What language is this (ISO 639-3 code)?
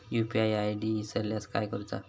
mar